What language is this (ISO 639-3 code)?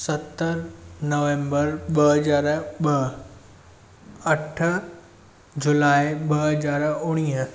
snd